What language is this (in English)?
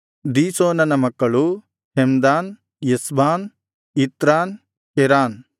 Kannada